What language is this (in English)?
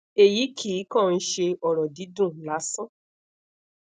Yoruba